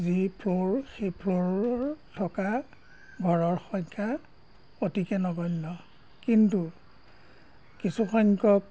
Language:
Assamese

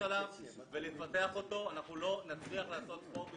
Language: Hebrew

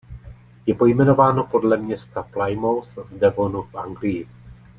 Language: Czech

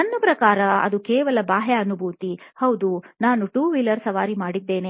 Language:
Kannada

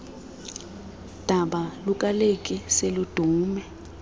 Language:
Xhosa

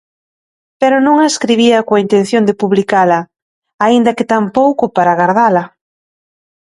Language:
Galician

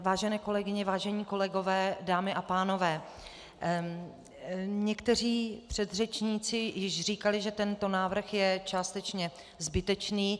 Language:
Czech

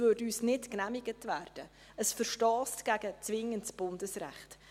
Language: Swiss German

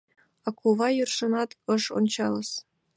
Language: Mari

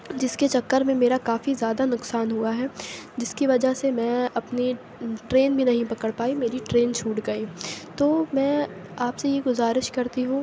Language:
Urdu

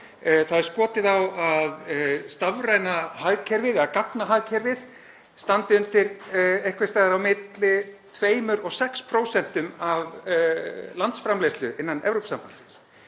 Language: Icelandic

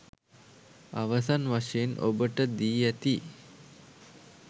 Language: Sinhala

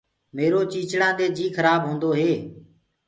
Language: Gurgula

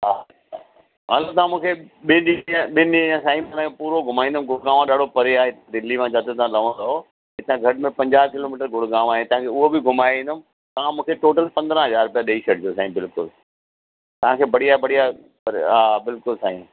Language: Sindhi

